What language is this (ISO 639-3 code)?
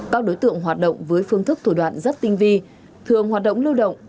vie